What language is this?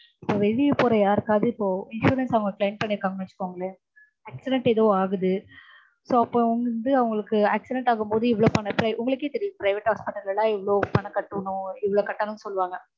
Tamil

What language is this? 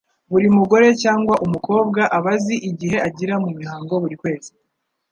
Kinyarwanda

